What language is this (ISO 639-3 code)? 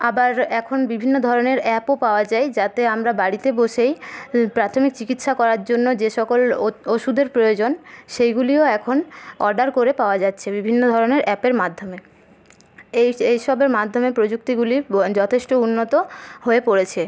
ben